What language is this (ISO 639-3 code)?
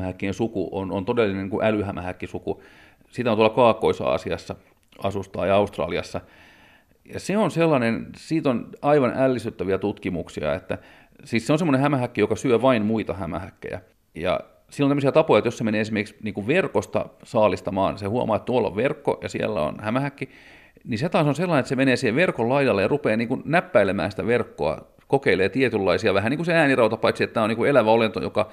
fin